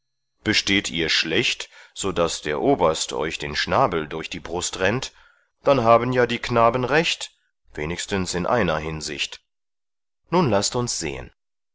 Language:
German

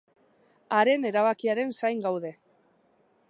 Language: Basque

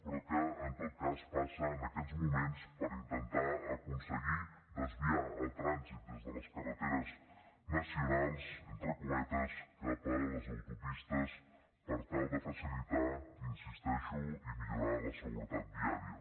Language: Catalan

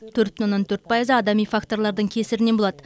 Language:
Kazakh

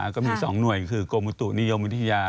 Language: Thai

